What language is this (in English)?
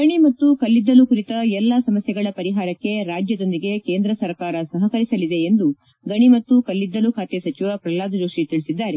Kannada